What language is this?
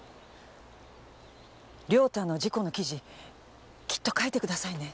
Japanese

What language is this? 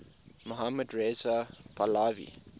English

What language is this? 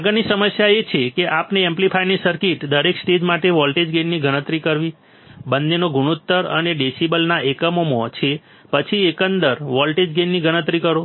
Gujarati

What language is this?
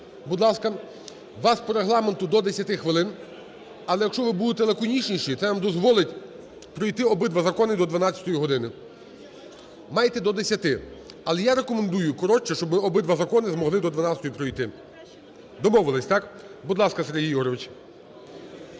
Ukrainian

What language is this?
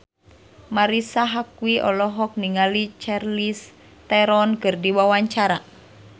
Sundanese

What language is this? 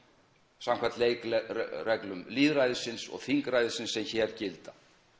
Icelandic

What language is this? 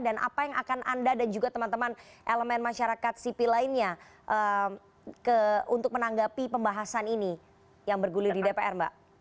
Indonesian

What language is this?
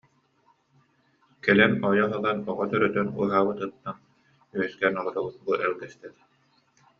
Yakut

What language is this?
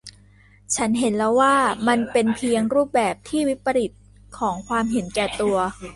Thai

